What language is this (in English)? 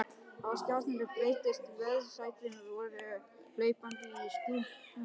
Icelandic